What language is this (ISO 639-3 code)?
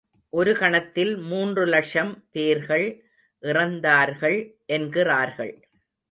tam